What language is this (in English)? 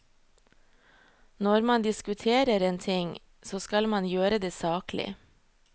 Norwegian